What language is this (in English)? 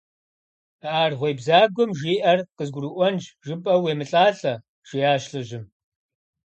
Kabardian